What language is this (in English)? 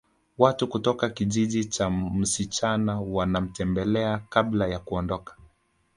Swahili